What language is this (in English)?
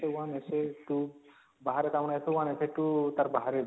Odia